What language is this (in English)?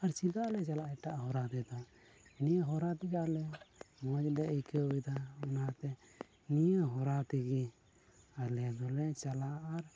Santali